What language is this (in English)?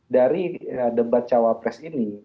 Indonesian